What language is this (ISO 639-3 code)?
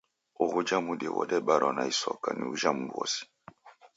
dav